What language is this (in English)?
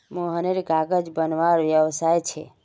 Magahi